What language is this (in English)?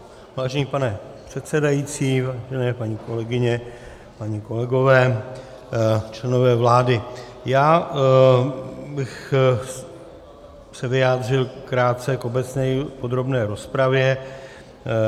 Czech